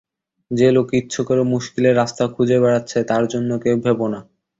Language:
Bangla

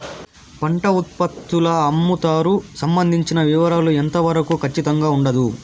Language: Telugu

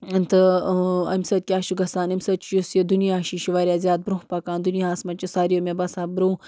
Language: Kashmiri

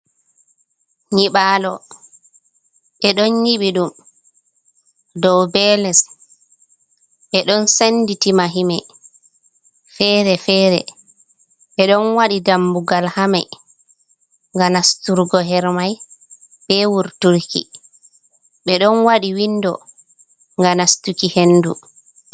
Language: Fula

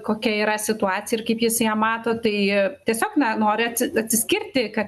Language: Lithuanian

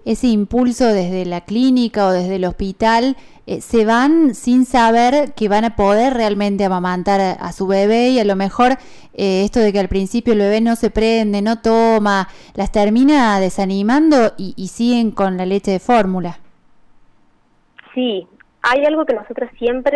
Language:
Spanish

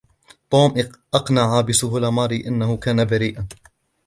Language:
Arabic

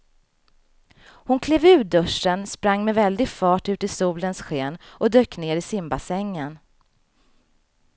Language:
Swedish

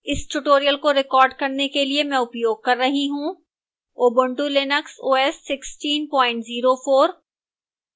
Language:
Hindi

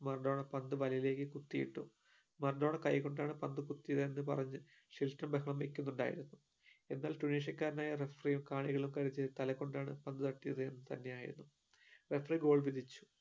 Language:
Malayalam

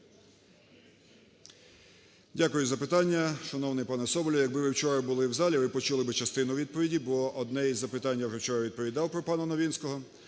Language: Ukrainian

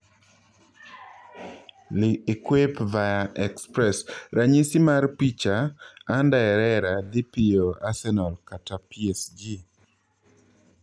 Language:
Luo (Kenya and Tanzania)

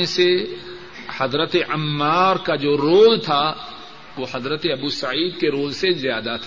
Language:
Urdu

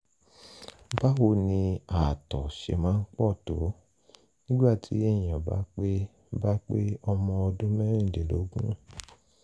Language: Yoruba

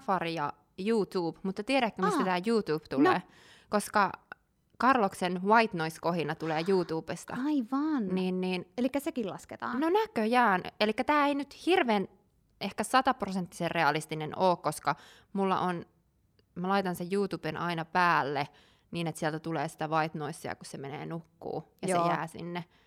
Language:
Finnish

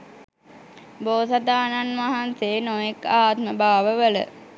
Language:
Sinhala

